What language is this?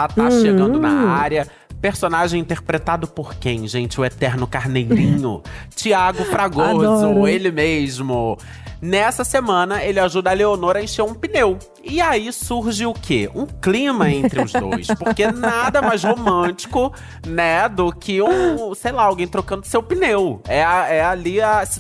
Portuguese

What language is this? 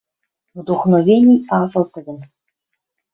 Western Mari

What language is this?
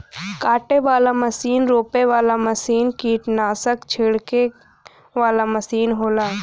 Bhojpuri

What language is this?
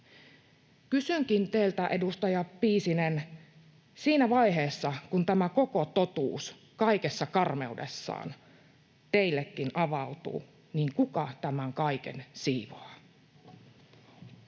Finnish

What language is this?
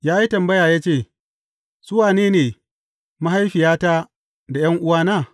Hausa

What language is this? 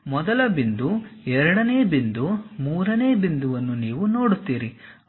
Kannada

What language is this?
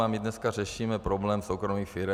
Czech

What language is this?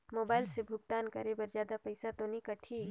Chhattisgarhi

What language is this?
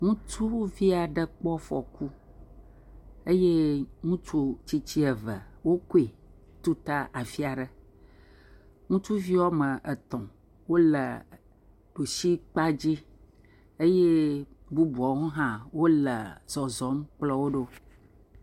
Ewe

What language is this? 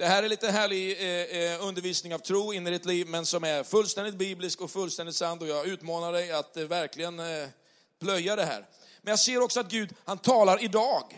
Swedish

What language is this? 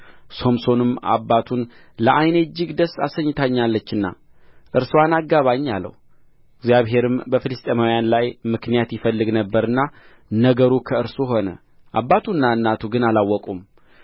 Amharic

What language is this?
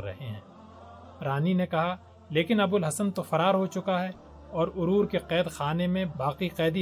Urdu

